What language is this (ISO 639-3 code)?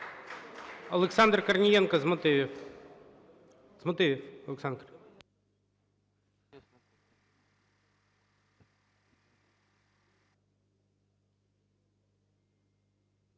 ukr